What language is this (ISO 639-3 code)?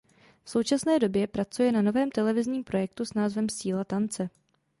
ces